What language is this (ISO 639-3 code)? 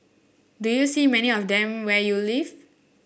eng